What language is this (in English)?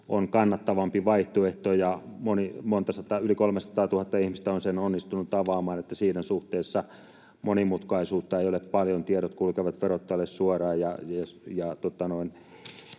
Finnish